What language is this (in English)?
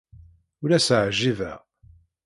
Kabyle